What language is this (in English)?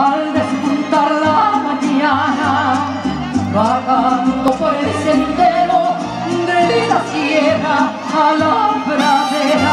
Romanian